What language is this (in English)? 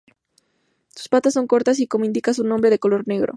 Spanish